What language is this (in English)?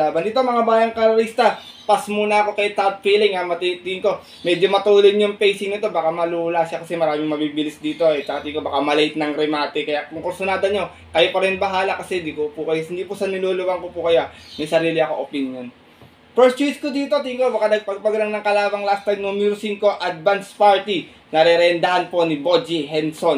Filipino